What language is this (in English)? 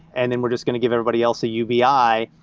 English